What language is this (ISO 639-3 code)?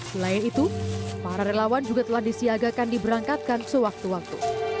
ind